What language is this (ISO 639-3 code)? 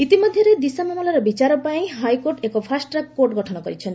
ori